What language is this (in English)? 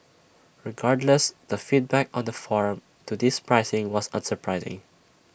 English